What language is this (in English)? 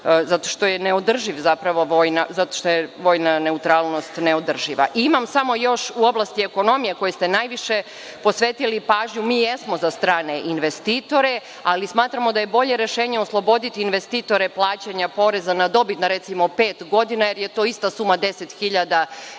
Serbian